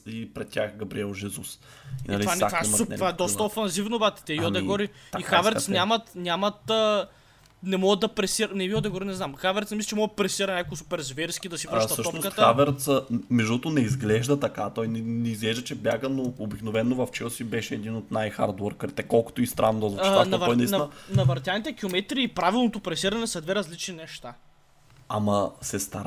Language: Bulgarian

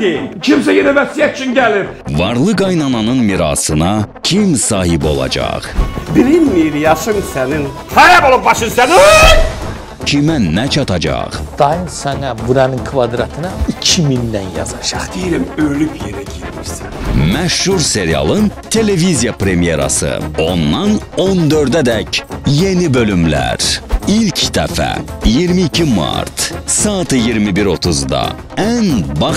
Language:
Turkish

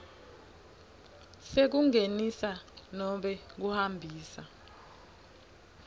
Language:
Swati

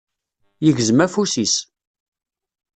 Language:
Kabyle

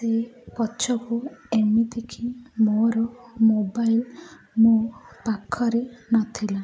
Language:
Odia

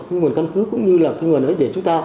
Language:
Vietnamese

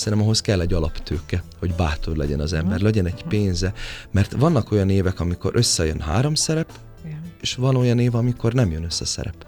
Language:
Hungarian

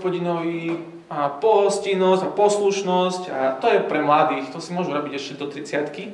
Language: Slovak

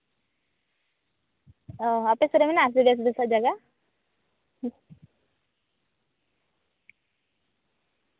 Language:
Santali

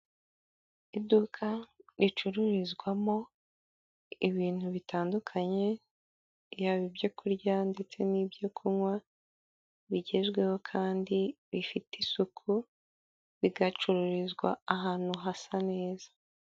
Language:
Kinyarwanda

